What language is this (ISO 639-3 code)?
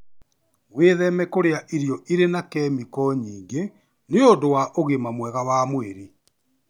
kik